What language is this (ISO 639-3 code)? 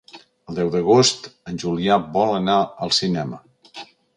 cat